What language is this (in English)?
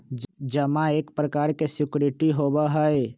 Magahi